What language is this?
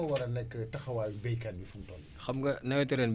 Wolof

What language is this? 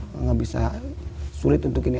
Indonesian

